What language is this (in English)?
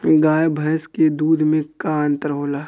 Bhojpuri